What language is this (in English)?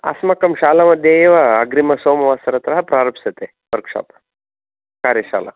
Sanskrit